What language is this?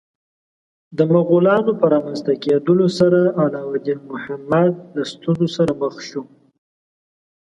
Pashto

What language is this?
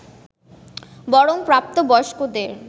Bangla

